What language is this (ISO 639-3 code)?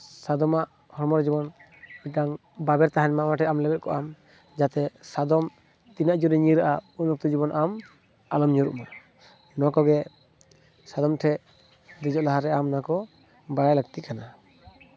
sat